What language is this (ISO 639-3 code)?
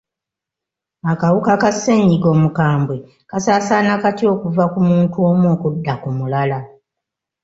lug